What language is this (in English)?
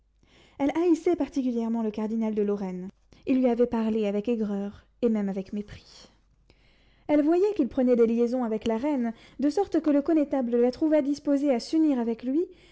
French